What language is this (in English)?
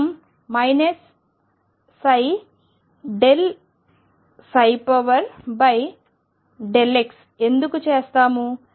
Telugu